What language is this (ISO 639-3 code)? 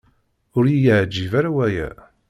kab